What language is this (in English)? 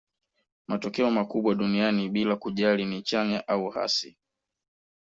Swahili